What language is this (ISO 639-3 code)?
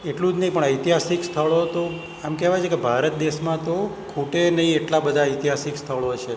guj